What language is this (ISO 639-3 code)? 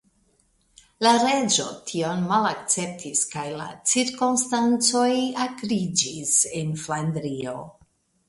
epo